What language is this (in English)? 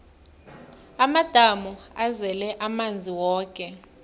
South Ndebele